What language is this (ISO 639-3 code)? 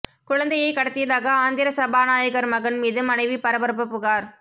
tam